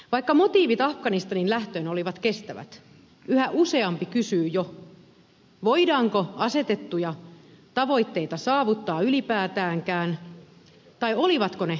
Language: Finnish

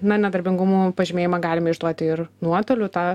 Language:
Lithuanian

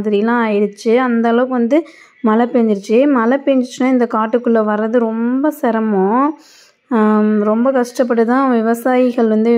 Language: Tamil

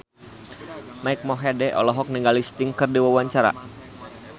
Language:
Sundanese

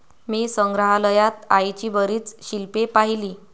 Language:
Marathi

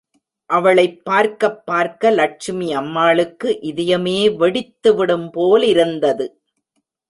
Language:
Tamil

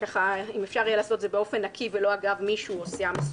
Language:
Hebrew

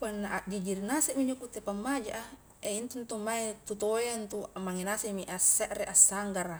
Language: Highland Konjo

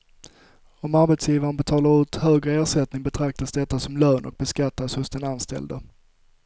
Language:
Swedish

